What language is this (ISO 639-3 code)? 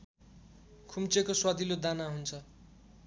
nep